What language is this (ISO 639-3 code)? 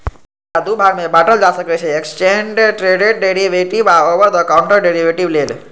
mai